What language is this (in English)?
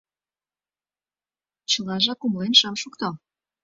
Mari